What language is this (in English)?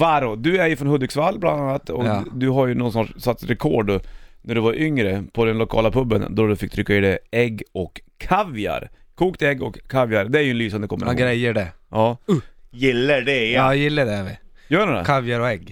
Swedish